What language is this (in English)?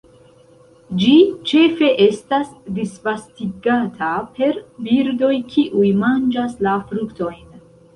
Esperanto